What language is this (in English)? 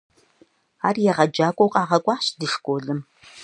Kabardian